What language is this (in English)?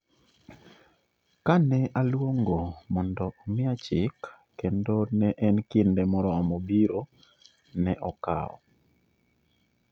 Luo (Kenya and Tanzania)